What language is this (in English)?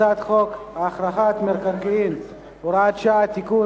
Hebrew